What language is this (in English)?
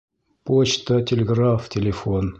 Bashkir